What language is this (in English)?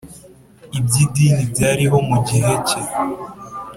Kinyarwanda